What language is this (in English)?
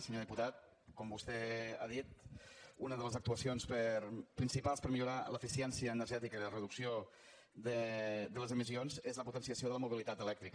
Catalan